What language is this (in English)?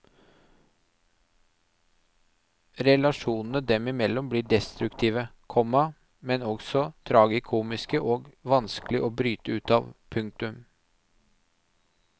Norwegian